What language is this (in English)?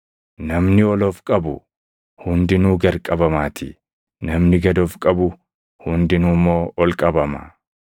Oromo